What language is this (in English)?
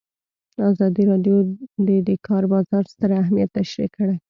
Pashto